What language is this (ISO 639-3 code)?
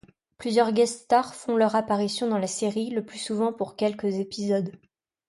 fra